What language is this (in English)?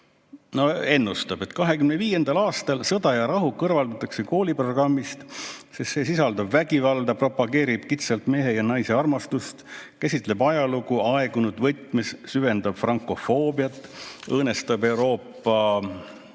Estonian